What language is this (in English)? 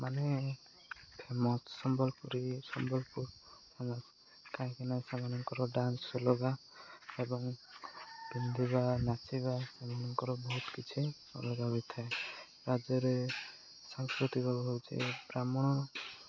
Odia